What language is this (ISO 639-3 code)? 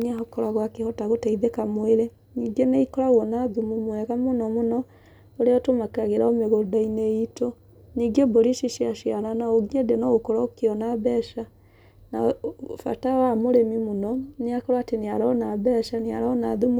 kik